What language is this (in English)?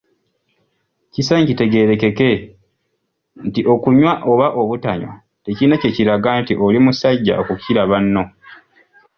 Ganda